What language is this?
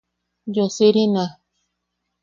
Yaqui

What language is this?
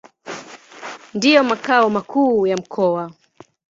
Swahili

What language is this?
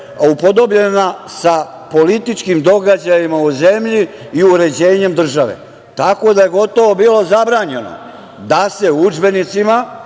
Serbian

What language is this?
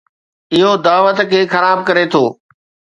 Sindhi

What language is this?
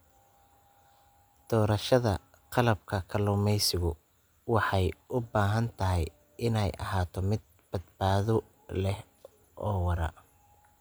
Somali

